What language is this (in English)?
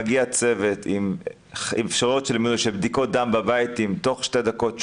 Hebrew